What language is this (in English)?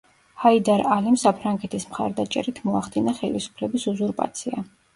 Georgian